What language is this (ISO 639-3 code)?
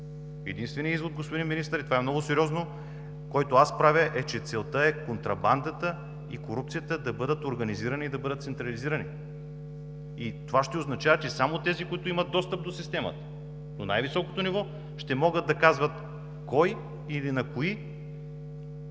bul